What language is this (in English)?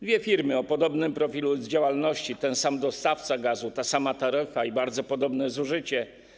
Polish